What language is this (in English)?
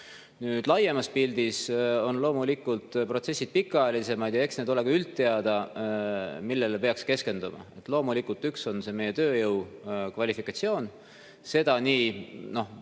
Estonian